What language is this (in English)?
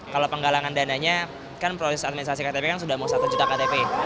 Indonesian